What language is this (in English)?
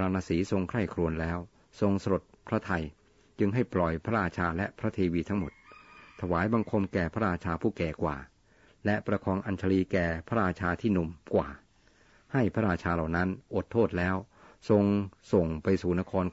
Thai